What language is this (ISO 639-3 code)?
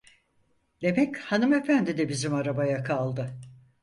tur